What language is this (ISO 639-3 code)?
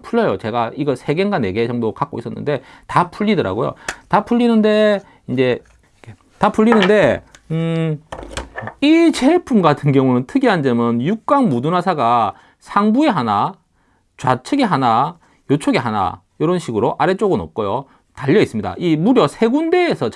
kor